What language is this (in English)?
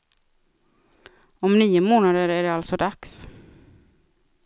Swedish